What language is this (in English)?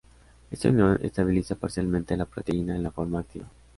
Spanish